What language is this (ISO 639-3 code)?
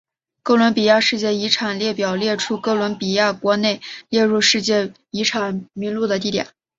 zho